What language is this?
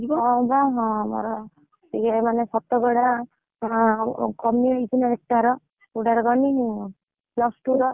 Odia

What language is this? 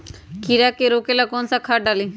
Magahi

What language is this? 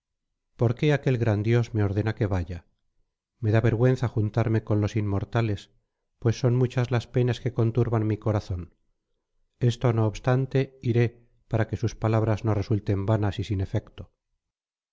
Spanish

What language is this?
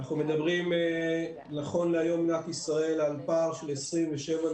Hebrew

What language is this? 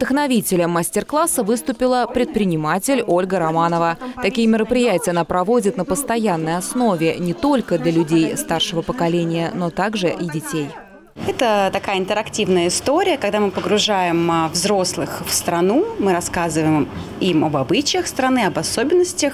Russian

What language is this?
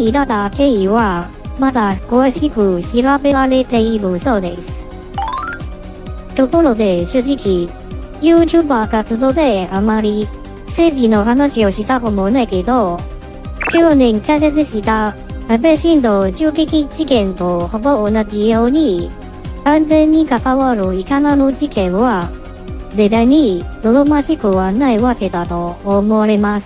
Japanese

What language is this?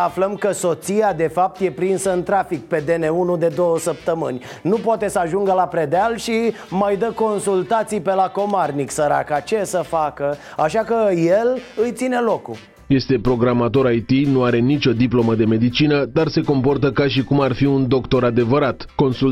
Romanian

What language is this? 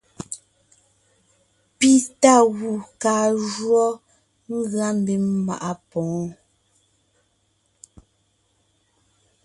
Ngiemboon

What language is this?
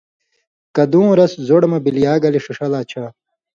Indus Kohistani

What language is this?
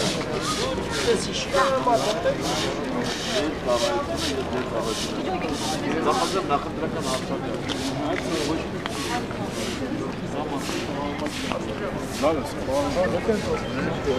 Turkish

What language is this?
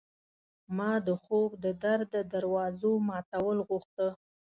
Pashto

